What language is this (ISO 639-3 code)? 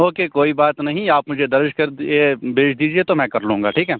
urd